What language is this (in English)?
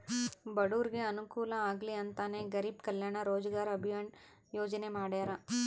Kannada